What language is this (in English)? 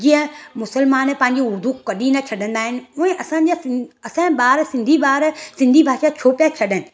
Sindhi